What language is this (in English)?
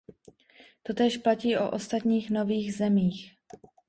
Czech